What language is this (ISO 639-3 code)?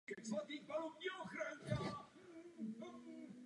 ces